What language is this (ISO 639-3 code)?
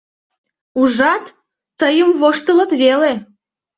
chm